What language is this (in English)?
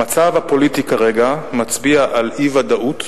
Hebrew